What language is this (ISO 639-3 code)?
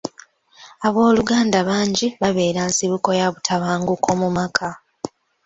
lug